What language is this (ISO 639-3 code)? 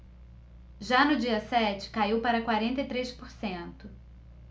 por